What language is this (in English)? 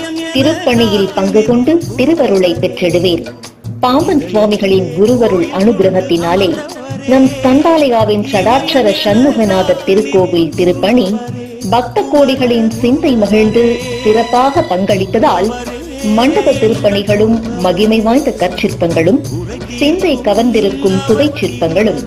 Arabic